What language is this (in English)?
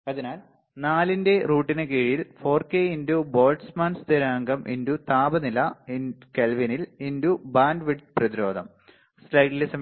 Malayalam